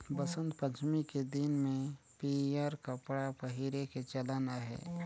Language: Chhattisgarhi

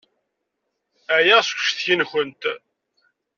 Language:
Kabyle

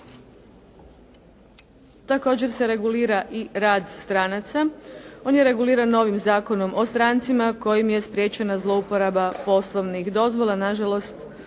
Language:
Croatian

